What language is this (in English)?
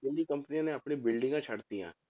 Punjabi